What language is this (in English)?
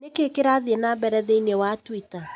Kikuyu